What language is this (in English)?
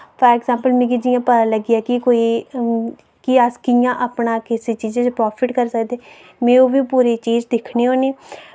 Dogri